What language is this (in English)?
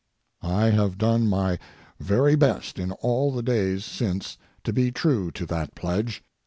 English